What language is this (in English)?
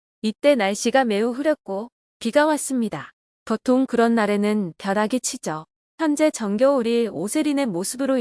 Korean